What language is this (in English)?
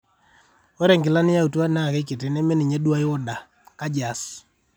Masai